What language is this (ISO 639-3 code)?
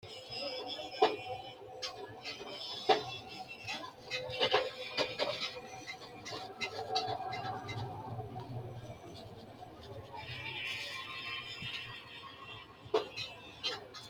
sid